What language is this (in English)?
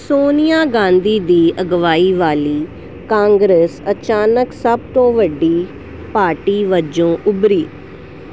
Punjabi